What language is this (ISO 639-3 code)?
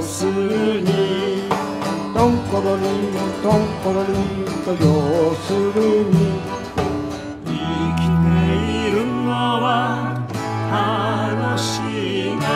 jpn